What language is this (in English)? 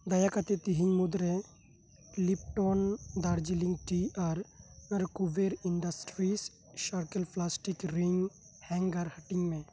Santali